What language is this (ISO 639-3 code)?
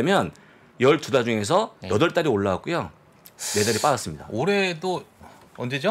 kor